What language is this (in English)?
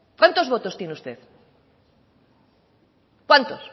Spanish